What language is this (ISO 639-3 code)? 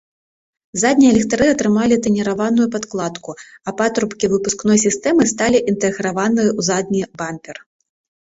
bel